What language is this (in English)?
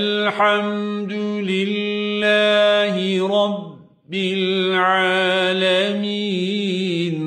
Arabic